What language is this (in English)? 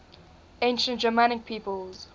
English